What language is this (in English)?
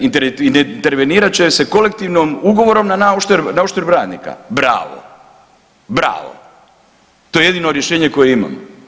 Croatian